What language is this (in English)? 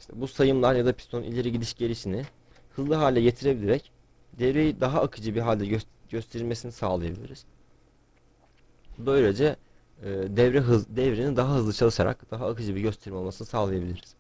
Turkish